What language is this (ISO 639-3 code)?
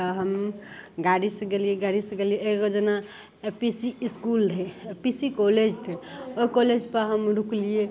mai